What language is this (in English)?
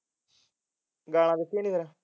Punjabi